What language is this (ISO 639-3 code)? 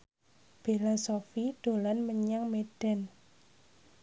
jav